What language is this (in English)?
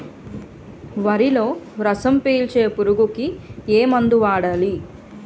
Telugu